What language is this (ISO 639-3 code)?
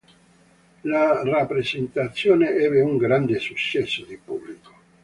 ita